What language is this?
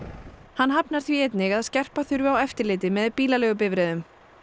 Icelandic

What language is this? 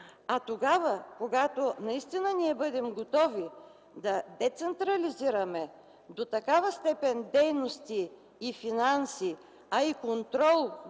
Bulgarian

